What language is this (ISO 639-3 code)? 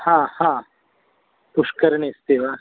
san